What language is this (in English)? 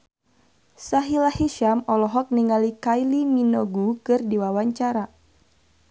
Sundanese